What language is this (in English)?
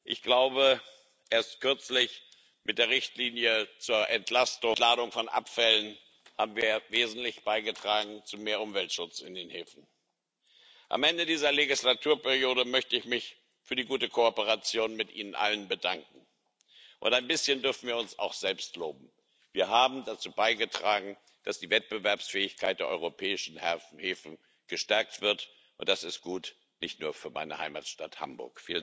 German